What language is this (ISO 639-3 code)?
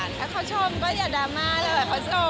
tha